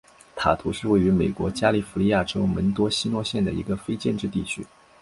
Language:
Chinese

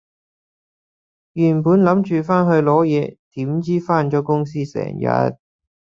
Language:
Cantonese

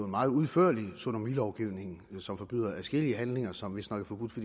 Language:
Danish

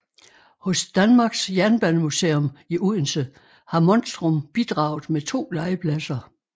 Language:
Danish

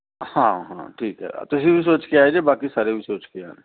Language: Punjabi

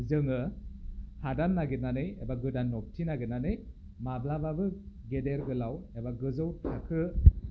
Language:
Bodo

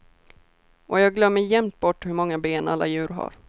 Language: Swedish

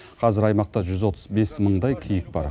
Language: Kazakh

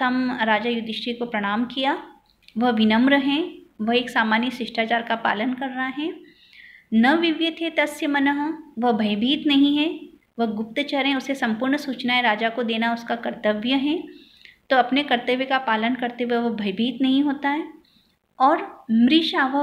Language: Hindi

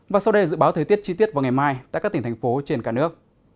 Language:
Vietnamese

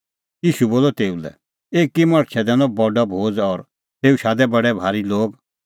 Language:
Kullu Pahari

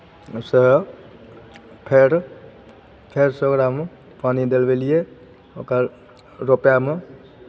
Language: Maithili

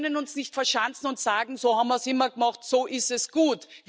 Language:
German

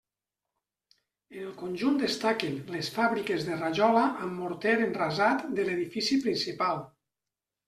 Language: Catalan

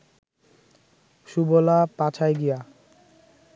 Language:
Bangla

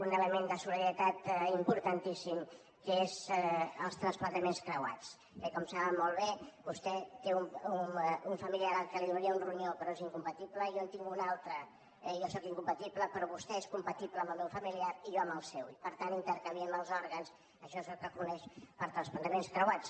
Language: Catalan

